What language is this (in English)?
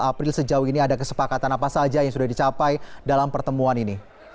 Indonesian